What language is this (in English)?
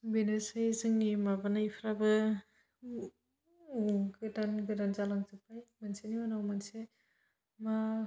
Bodo